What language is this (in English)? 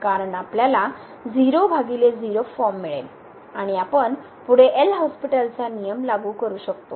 Marathi